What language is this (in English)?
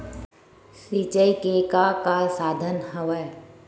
Chhattisgarhi